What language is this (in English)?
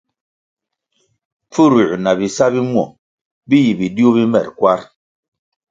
Kwasio